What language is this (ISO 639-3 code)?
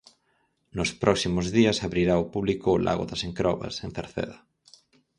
glg